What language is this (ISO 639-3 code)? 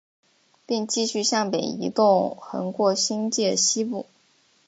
zho